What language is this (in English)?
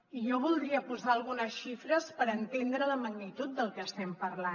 Catalan